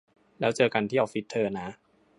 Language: Thai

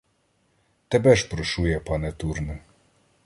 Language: Ukrainian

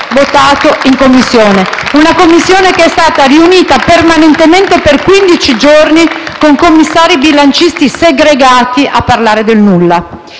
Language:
Italian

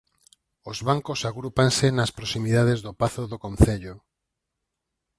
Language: Galician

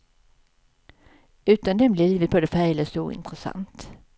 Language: Swedish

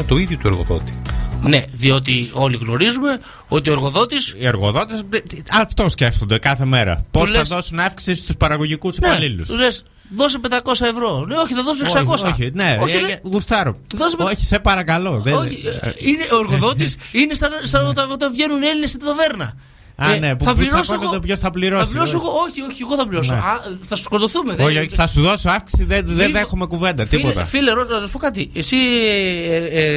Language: Greek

